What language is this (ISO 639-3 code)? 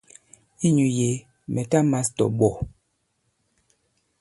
abb